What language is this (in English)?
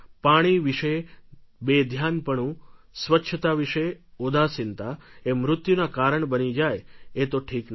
Gujarati